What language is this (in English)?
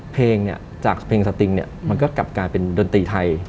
Thai